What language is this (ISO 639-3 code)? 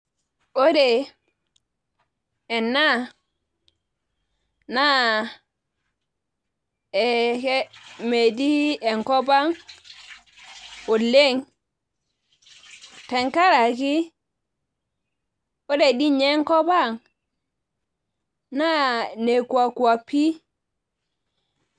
mas